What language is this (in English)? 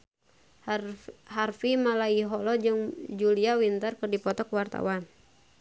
Sundanese